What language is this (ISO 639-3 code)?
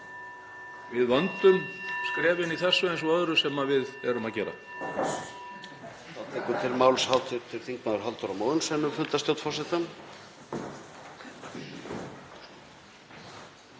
isl